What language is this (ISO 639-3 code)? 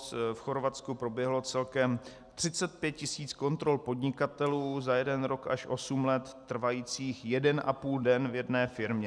ces